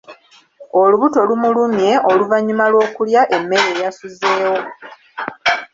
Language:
Ganda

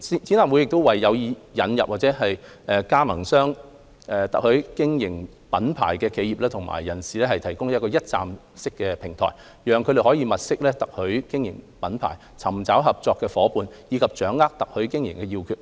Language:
Cantonese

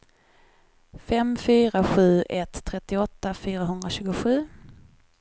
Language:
Swedish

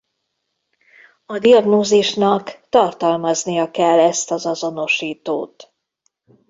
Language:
Hungarian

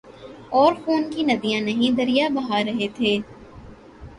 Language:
Urdu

